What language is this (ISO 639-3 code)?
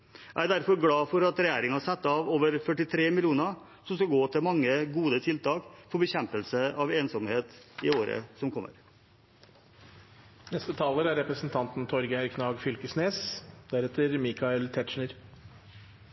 nor